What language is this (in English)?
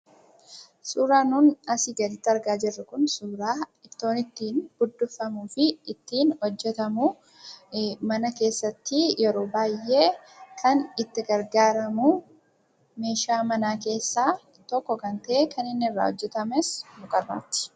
Oromo